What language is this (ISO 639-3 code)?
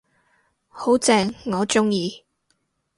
yue